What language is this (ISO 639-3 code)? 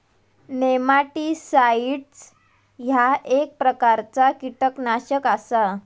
mar